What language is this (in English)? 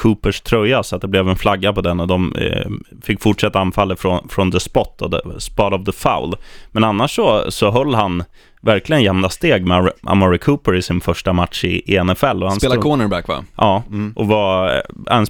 Swedish